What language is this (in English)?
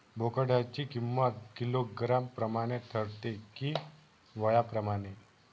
Marathi